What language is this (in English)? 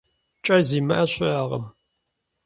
Kabardian